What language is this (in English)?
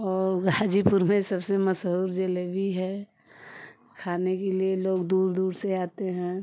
Hindi